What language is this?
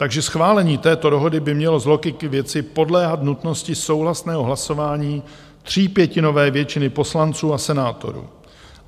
Czech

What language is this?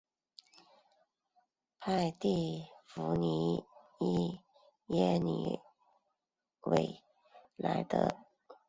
Chinese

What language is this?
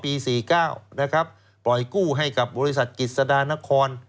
Thai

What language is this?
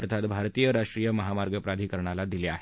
Marathi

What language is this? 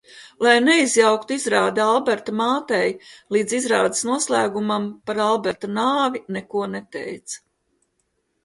Latvian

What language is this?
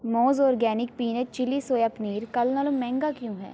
Punjabi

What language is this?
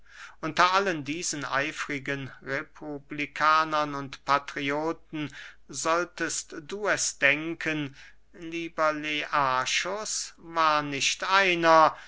German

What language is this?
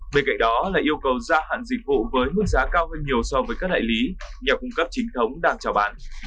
Vietnamese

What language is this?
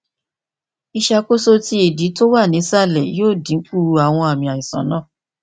Yoruba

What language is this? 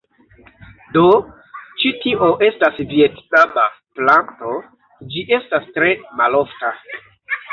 Esperanto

